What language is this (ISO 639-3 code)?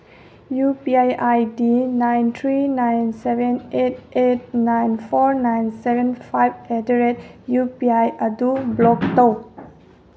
mni